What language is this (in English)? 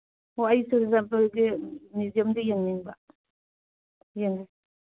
Manipuri